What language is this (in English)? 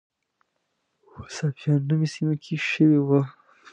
Pashto